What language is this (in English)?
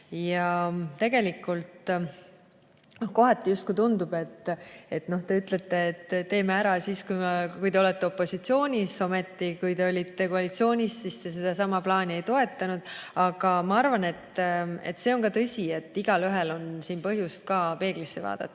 Estonian